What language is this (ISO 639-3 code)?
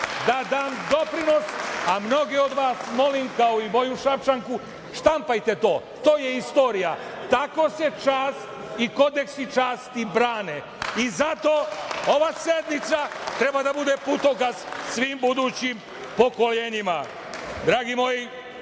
srp